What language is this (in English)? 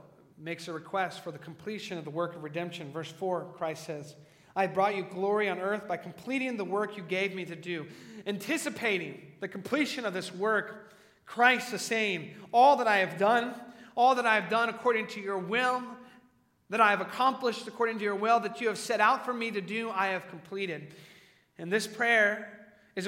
English